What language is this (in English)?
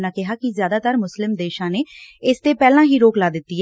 Punjabi